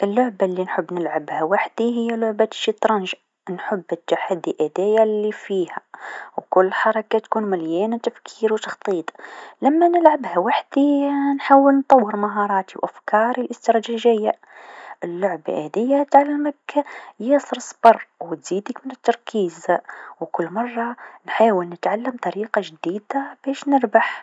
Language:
Tunisian Arabic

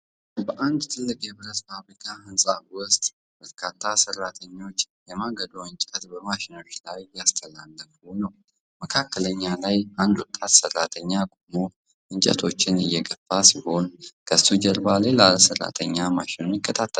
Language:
Amharic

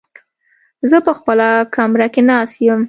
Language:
Pashto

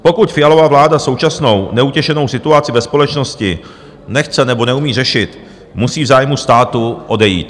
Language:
Czech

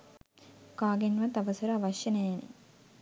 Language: Sinhala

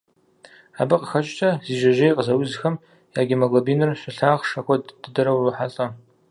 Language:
Kabardian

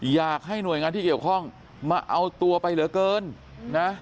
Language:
Thai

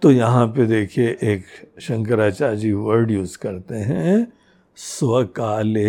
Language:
Hindi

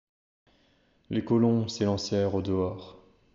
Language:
French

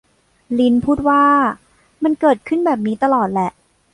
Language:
Thai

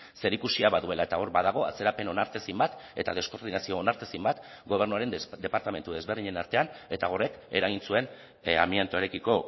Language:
Basque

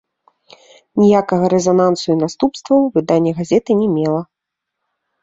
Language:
Belarusian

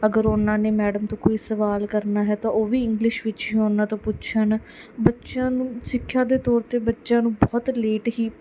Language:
Punjabi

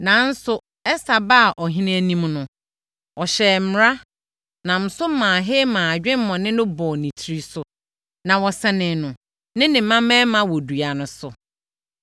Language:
Akan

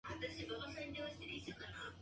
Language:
Japanese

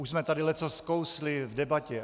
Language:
Czech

